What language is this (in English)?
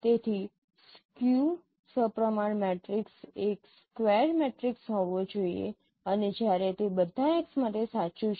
Gujarati